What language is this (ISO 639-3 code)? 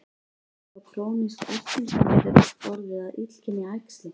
isl